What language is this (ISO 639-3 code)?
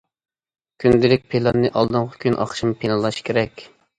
uig